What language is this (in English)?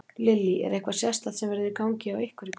Icelandic